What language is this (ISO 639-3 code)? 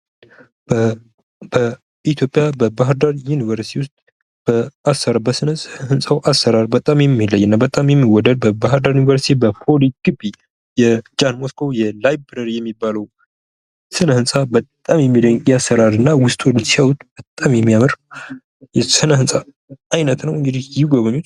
amh